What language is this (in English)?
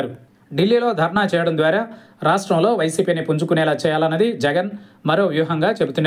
Telugu